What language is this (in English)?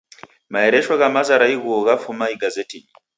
Taita